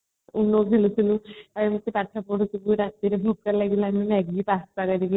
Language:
Odia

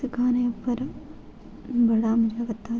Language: Dogri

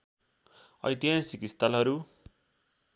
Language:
Nepali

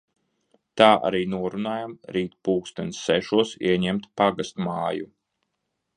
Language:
Latvian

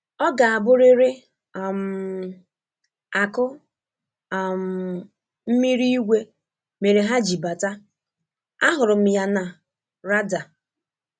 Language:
Igbo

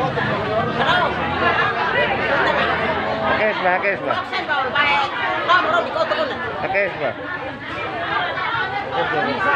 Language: Vietnamese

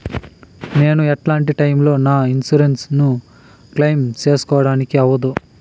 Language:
Telugu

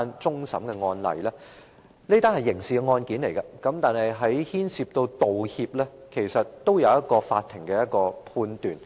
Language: Cantonese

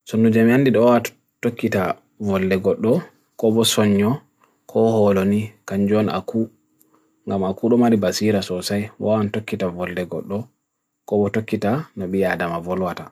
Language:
Bagirmi Fulfulde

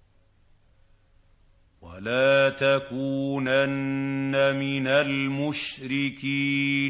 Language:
Arabic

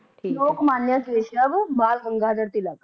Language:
Punjabi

